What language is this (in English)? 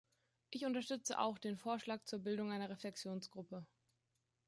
German